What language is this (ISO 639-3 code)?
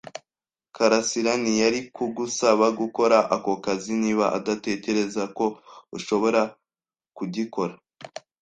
kin